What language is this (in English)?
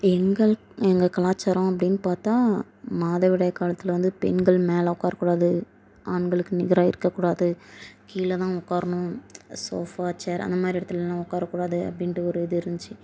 Tamil